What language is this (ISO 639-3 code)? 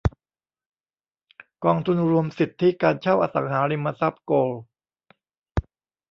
tha